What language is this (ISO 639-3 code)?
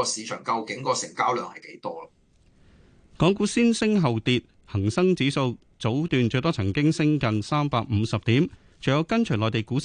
zho